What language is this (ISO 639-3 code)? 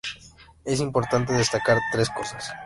spa